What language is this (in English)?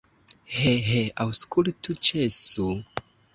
Esperanto